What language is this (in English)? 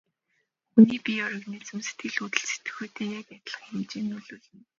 Mongolian